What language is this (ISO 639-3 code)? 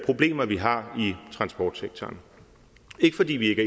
dan